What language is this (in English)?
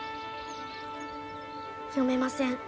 Japanese